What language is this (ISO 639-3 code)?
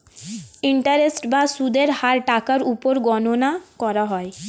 ben